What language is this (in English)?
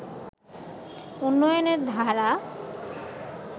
Bangla